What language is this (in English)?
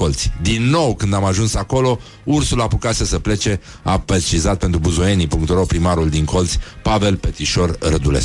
Romanian